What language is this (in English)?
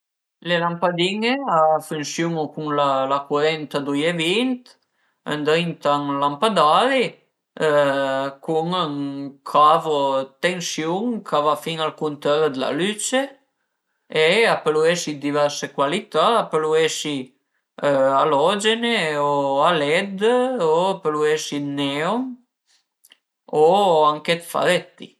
Piedmontese